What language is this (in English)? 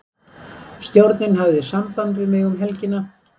Icelandic